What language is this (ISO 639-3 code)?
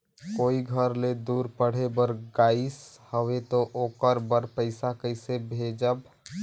hne